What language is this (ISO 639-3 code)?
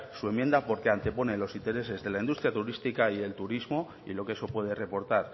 spa